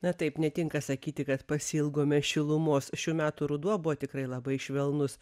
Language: Lithuanian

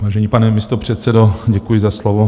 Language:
Czech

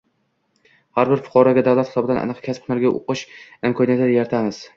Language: Uzbek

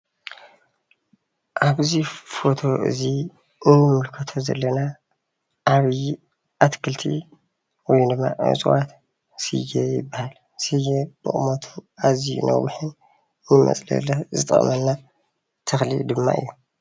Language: Tigrinya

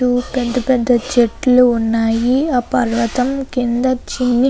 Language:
Telugu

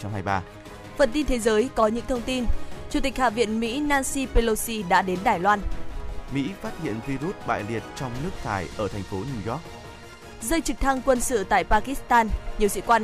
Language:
Vietnamese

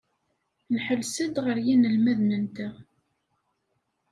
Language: Kabyle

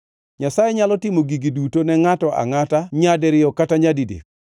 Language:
Luo (Kenya and Tanzania)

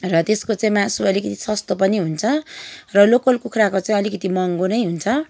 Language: Nepali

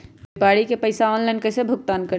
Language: Magahi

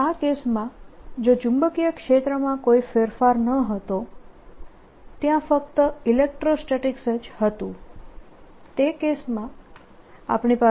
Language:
Gujarati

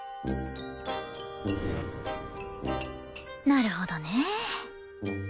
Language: Japanese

